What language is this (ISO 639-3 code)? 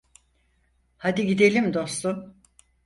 tur